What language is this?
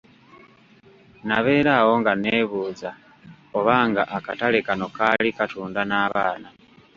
Ganda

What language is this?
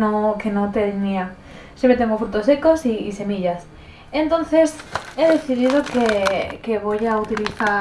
Spanish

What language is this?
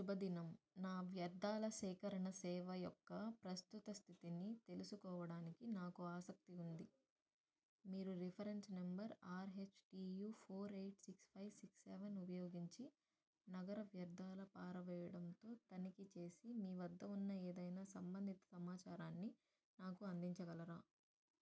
Telugu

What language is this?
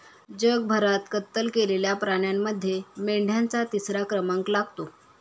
Marathi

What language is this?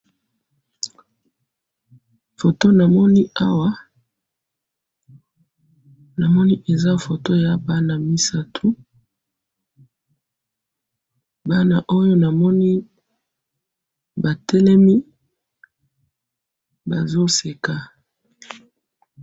Lingala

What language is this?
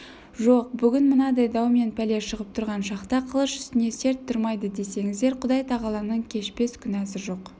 Kazakh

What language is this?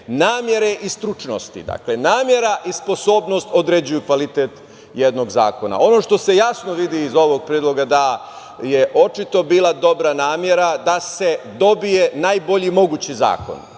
Serbian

